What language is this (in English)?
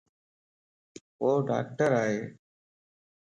Lasi